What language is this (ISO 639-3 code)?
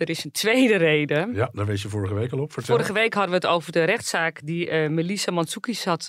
nld